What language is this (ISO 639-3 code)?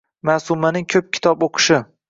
uzb